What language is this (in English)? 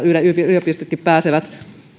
Finnish